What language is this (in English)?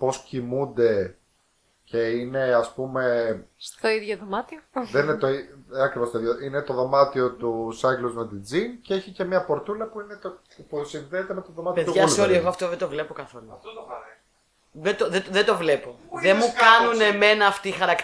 Greek